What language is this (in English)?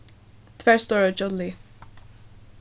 Faroese